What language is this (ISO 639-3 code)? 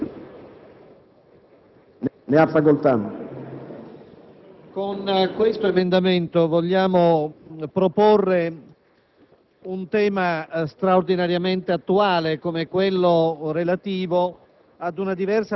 ita